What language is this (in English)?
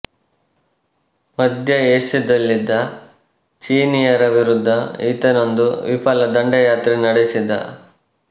Kannada